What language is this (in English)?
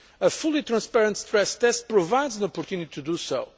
English